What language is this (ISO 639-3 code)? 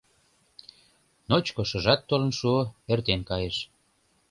chm